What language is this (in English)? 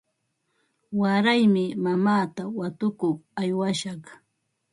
Ambo-Pasco Quechua